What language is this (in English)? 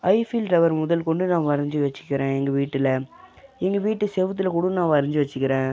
Tamil